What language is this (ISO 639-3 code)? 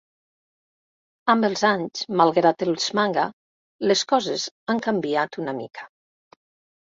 cat